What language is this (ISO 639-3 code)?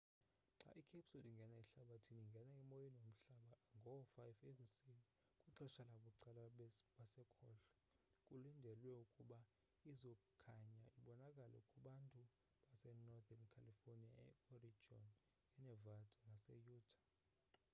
xho